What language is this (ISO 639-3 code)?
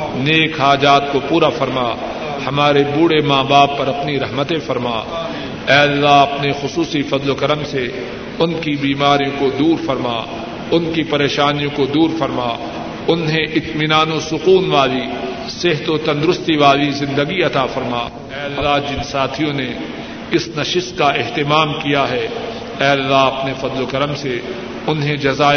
urd